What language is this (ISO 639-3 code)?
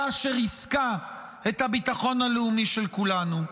heb